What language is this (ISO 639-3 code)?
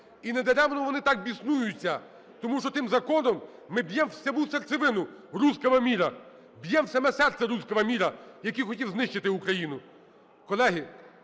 ukr